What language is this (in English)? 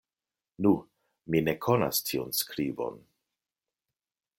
Esperanto